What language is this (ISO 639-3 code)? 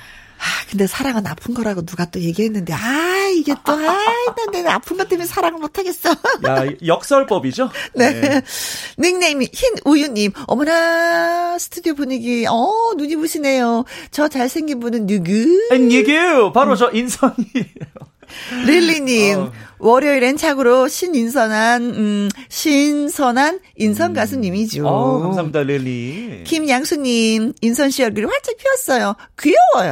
kor